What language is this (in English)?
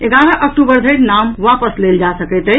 Maithili